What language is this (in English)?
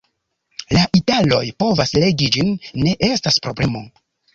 Esperanto